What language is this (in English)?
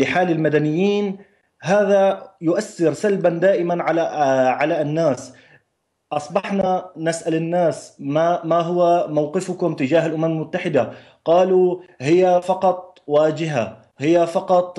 Arabic